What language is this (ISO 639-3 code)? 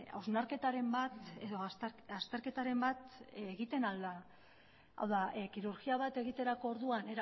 eus